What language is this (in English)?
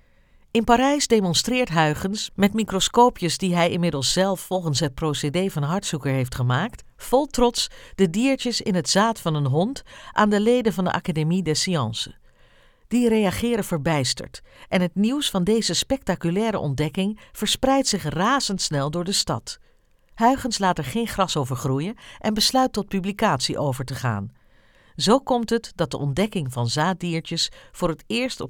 Dutch